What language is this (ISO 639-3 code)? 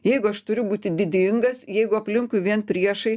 lit